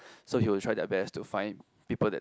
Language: English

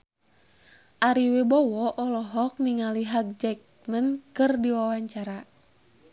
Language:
Sundanese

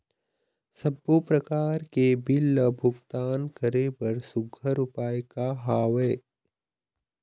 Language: Chhattisgarhi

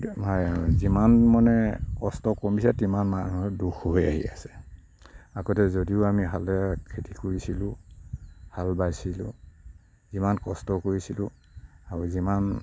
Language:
Assamese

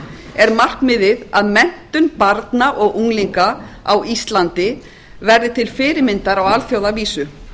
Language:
Icelandic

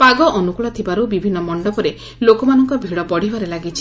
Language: Odia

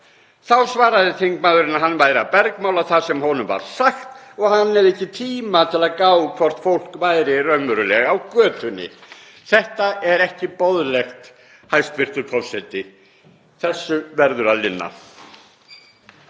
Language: Icelandic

